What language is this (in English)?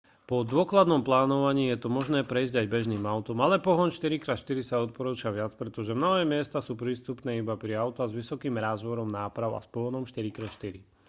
Slovak